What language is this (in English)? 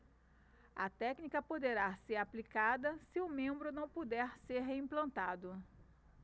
Portuguese